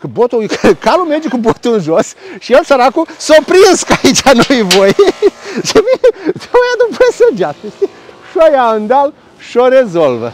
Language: Romanian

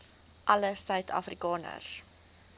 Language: Afrikaans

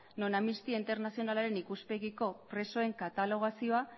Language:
Basque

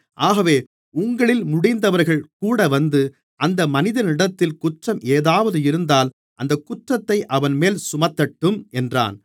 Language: Tamil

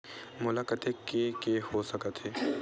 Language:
Chhattisgarhi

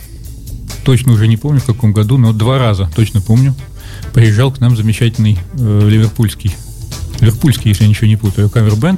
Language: Russian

